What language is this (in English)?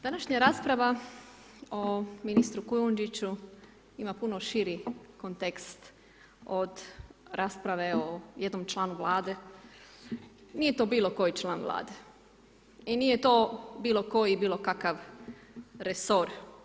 Croatian